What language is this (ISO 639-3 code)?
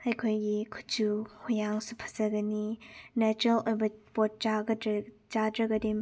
mni